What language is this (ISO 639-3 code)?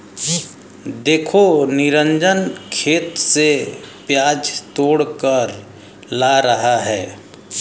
hin